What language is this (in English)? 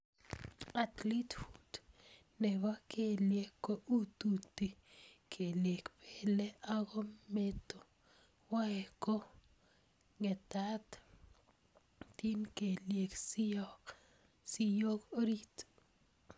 Kalenjin